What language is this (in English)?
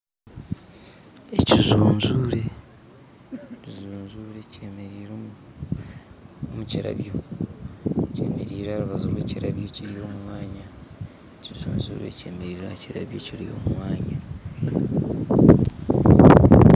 Nyankole